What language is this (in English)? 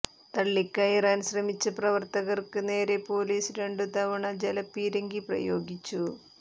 Malayalam